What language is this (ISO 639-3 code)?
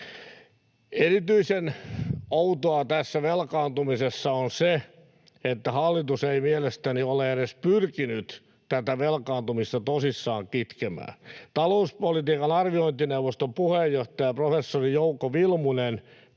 fin